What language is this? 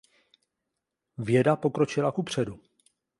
Czech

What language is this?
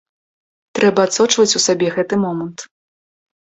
Belarusian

